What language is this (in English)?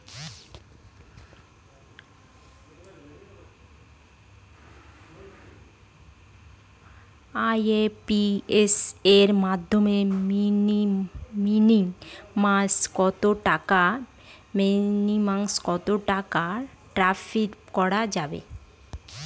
Bangla